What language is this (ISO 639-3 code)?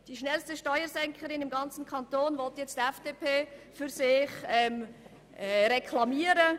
gsw